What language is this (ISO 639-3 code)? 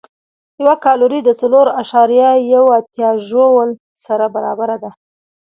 pus